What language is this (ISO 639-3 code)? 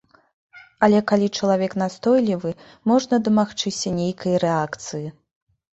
bel